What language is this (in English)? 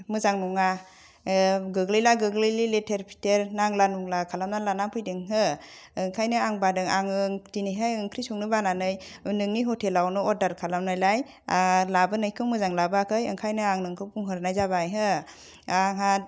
Bodo